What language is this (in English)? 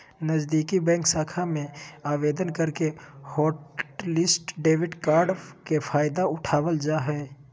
Magahi